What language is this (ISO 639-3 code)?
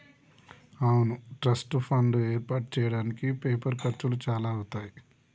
tel